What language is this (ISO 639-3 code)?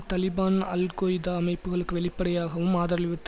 tam